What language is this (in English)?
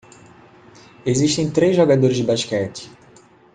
Portuguese